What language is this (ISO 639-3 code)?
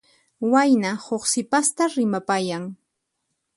qxp